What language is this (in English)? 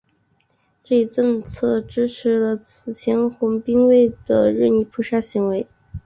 Chinese